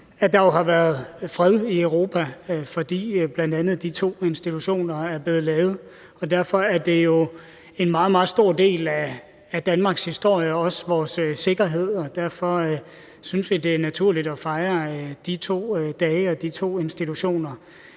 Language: Danish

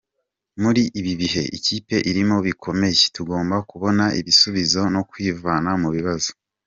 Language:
Kinyarwanda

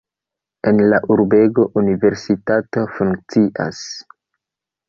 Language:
Esperanto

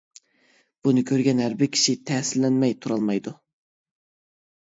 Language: Uyghur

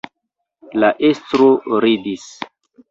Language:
Esperanto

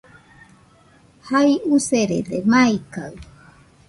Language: Nüpode Huitoto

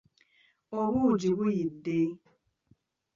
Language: Ganda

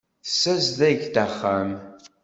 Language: Kabyle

